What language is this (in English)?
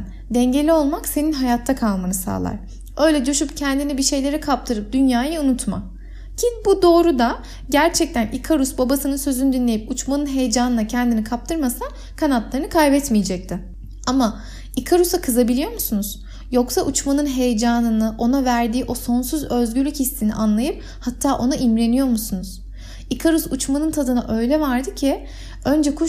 Turkish